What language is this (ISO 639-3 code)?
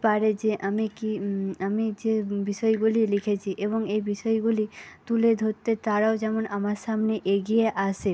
ben